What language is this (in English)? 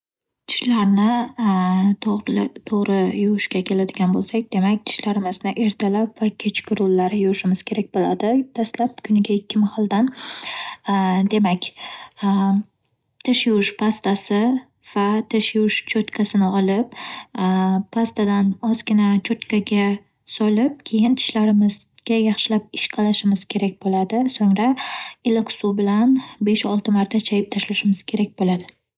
Uzbek